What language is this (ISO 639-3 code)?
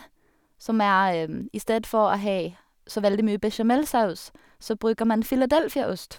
nor